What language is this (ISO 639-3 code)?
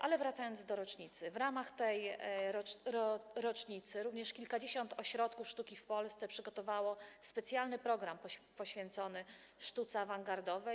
pol